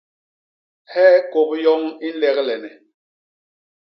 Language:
Basaa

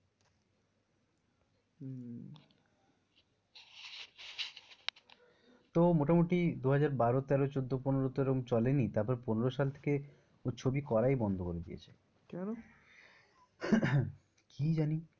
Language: Bangla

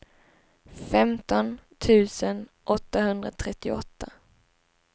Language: Swedish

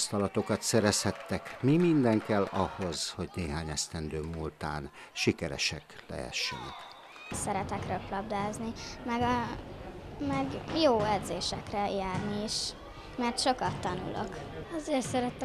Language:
Hungarian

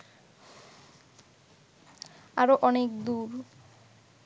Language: Bangla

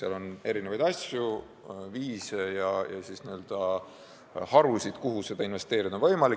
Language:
Estonian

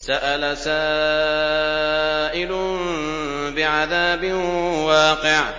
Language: Arabic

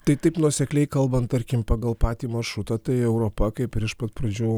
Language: Lithuanian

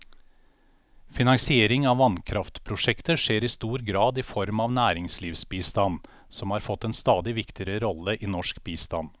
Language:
Norwegian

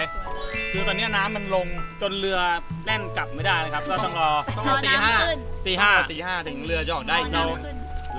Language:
Thai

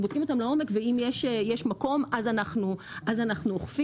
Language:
Hebrew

